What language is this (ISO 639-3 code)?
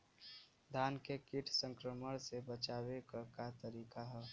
bho